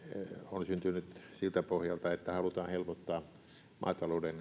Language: Finnish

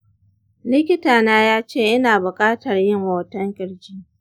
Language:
Hausa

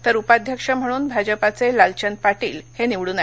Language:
Marathi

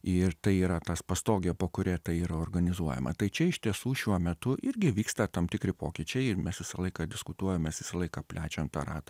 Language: Lithuanian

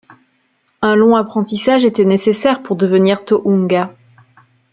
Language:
French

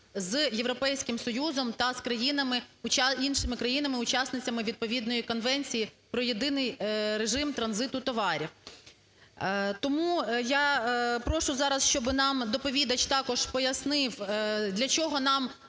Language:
Ukrainian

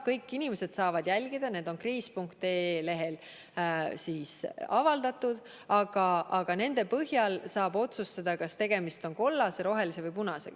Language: Estonian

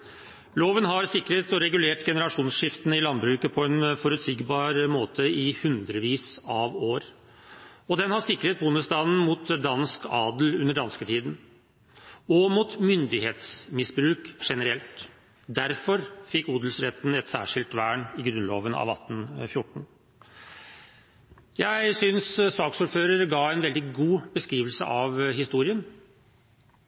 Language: Norwegian Bokmål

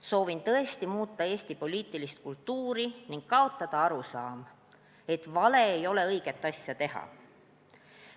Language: Estonian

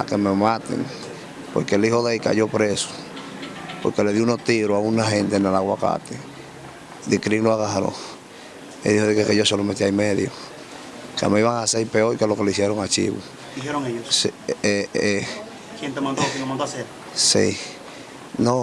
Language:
Spanish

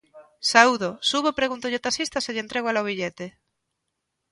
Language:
Galician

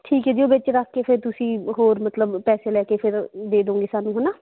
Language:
Punjabi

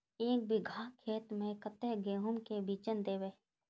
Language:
Magahi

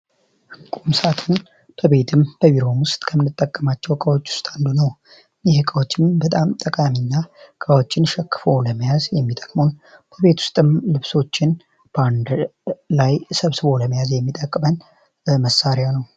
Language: Amharic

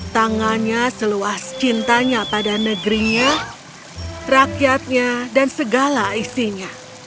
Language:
Indonesian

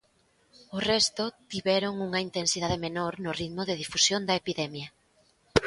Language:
Galician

